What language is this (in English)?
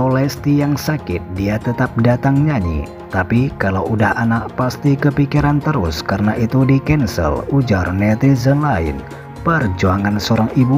Indonesian